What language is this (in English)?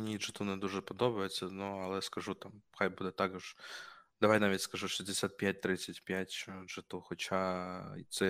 Ukrainian